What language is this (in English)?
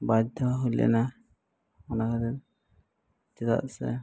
Santali